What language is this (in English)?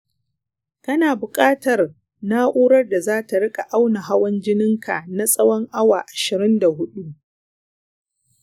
Hausa